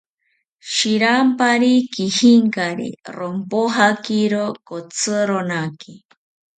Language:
South Ucayali Ashéninka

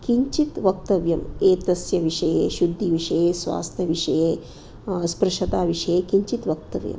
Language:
Sanskrit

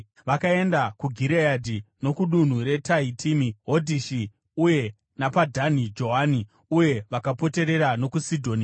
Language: Shona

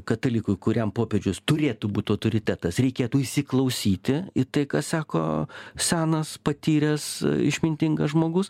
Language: Lithuanian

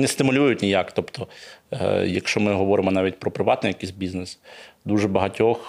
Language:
Ukrainian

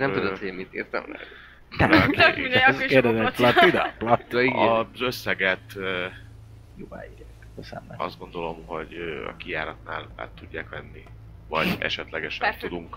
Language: Hungarian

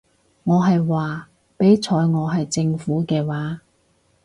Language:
Cantonese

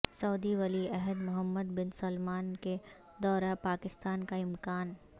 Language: Urdu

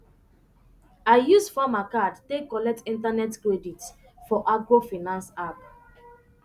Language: Nigerian Pidgin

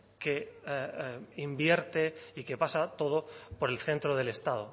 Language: Spanish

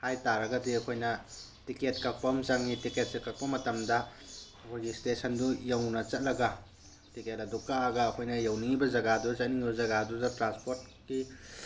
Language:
Manipuri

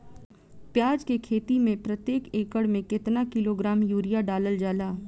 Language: Bhojpuri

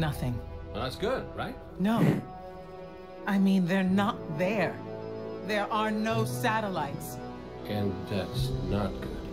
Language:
French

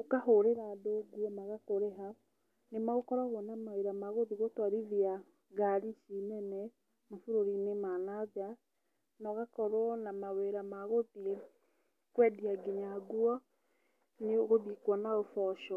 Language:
Kikuyu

